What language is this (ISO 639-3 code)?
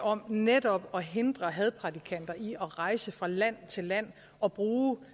dan